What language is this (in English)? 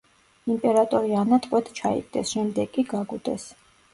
Georgian